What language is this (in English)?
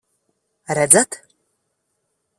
Latvian